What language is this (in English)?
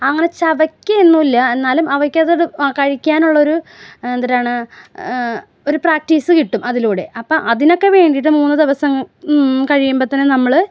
Malayalam